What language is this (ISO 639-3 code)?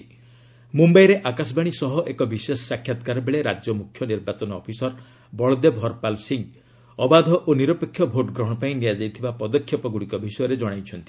ori